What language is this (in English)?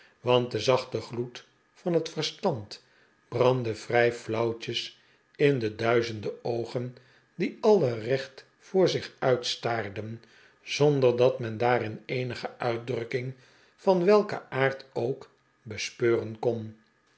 Dutch